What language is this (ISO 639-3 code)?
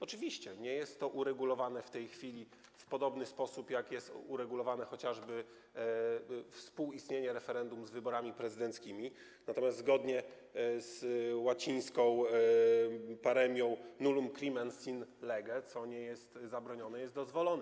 pol